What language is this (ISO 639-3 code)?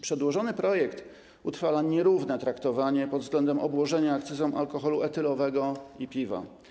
pol